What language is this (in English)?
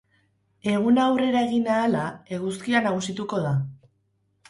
Basque